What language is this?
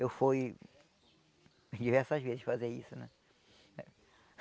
Portuguese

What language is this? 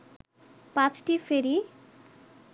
Bangla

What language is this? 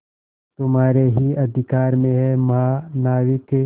Hindi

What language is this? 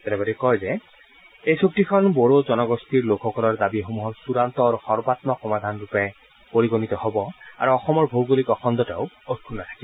Assamese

